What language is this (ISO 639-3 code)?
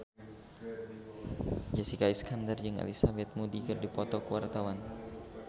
sun